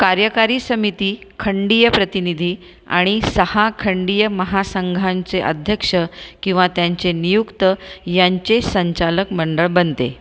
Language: Marathi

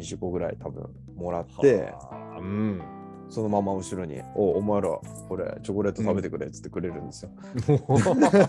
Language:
Japanese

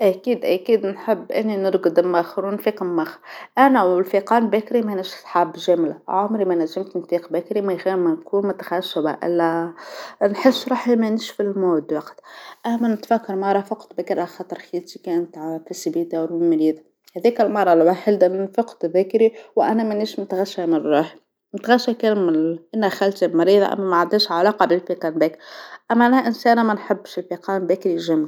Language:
Tunisian Arabic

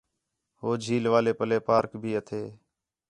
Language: Khetrani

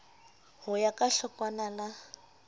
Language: Southern Sotho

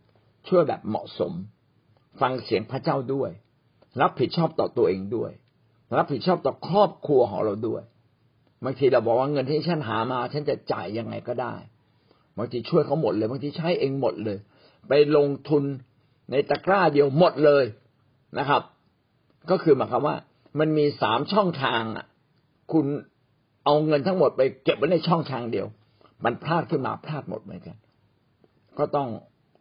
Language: Thai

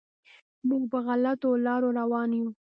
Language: Pashto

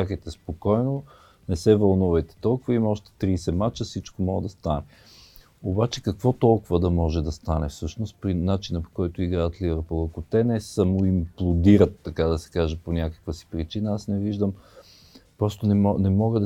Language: Bulgarian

